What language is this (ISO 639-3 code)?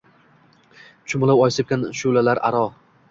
uzb